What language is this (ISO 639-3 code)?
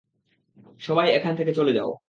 ben